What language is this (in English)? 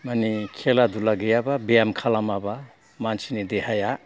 Bodo